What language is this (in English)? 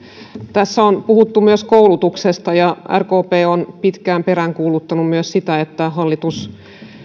Finnish